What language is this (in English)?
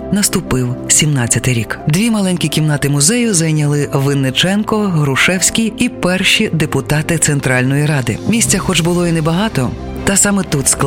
Ukrainian